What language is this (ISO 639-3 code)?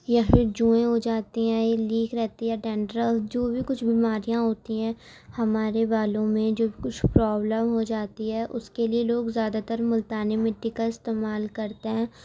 urd